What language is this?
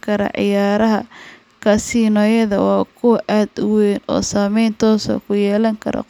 Somali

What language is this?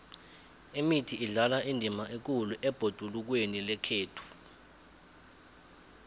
South Ndebele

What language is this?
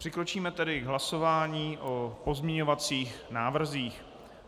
Czech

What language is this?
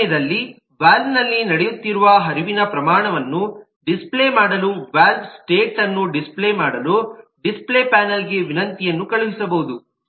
Kannada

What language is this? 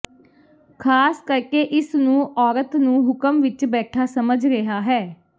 Punjabi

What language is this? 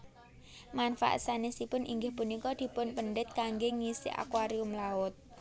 Javanese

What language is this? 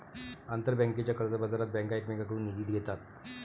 Marathi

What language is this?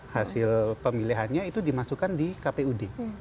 Indonesian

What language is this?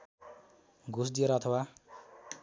Nepali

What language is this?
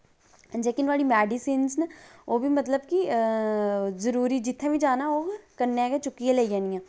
Dogri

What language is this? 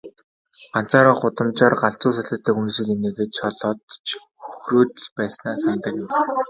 Mongolian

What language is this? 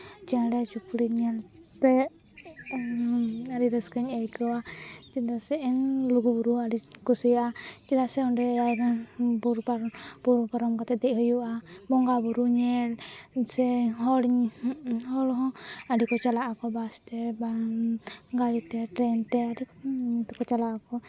Santali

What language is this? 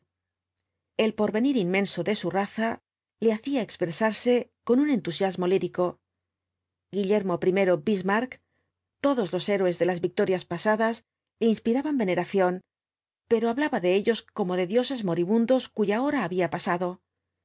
Spanish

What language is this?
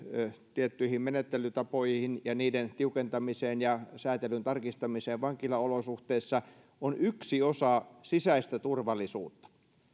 Finnish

